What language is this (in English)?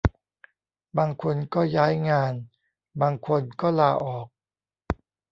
Thai